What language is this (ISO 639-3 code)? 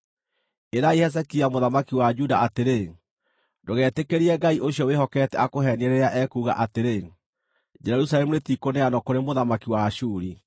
kik